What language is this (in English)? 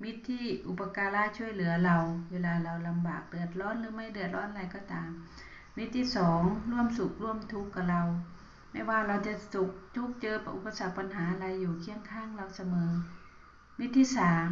Thai